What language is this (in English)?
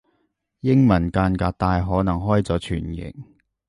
Cantonese